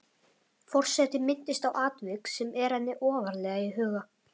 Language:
Icelandic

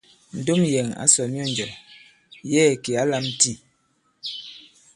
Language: Bankon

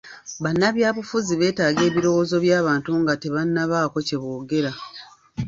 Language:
Ganda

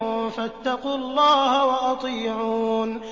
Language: Arabic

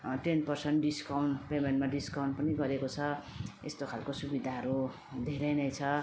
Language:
Nepali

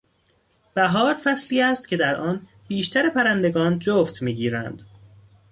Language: Persian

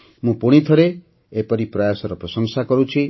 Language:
Odia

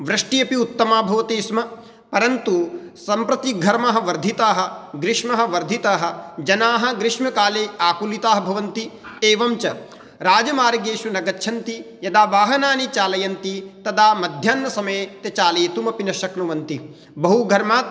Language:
Sanskrit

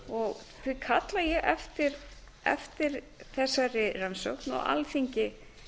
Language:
Icelandic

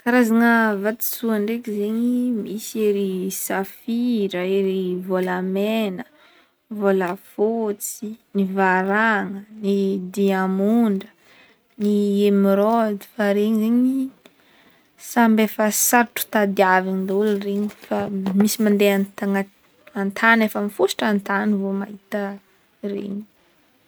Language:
Northern Betsimisaraka Malagasy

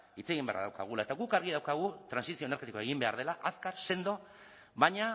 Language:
Basque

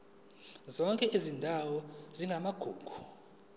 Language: Zulu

